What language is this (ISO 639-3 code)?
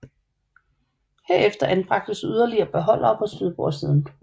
dan